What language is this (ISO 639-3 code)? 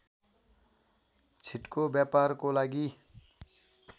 nep